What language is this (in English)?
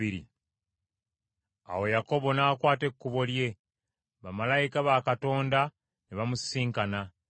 Ganda